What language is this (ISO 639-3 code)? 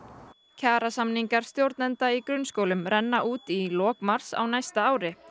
isl